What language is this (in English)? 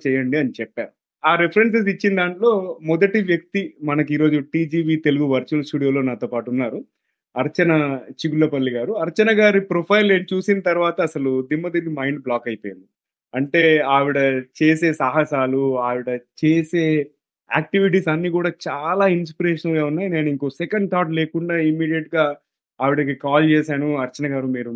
Telugu